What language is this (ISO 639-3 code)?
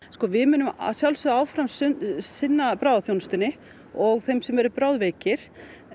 isl